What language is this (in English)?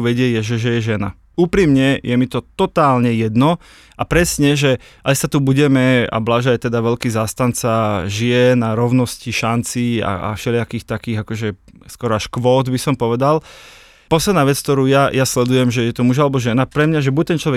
Slovak